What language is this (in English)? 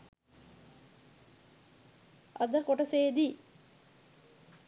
Sinhala